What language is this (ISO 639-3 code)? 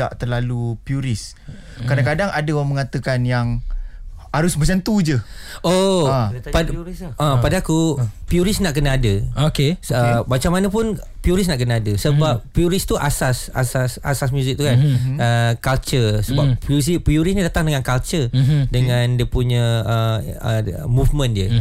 msa